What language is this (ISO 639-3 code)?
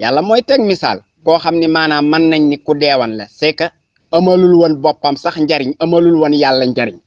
ind